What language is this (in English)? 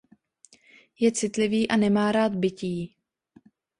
Czech